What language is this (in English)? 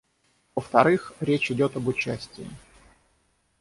Russian